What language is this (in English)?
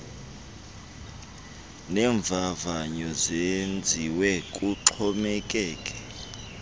Xhosa